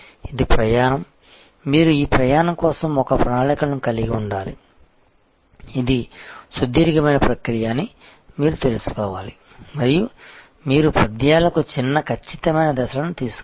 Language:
Telugu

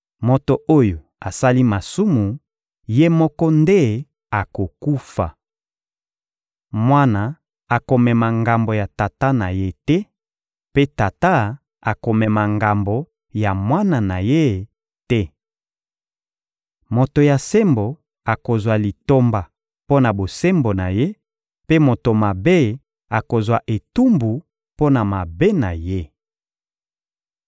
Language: Lingala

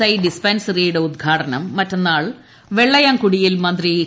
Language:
Malayalam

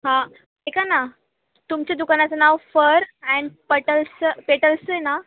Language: Marathi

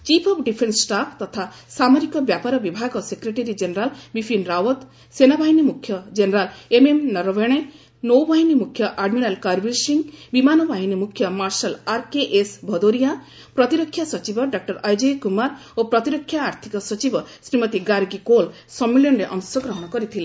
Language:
Odia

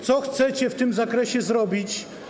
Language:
Polish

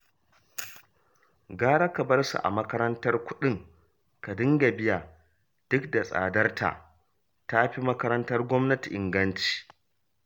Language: Hausa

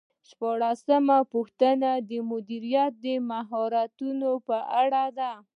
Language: Pashto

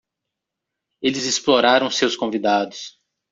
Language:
Portuguese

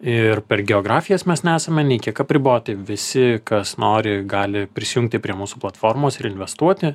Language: Lithuanian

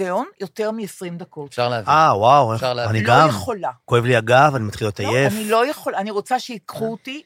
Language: Hebrew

